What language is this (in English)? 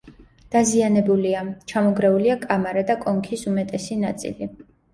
Georgian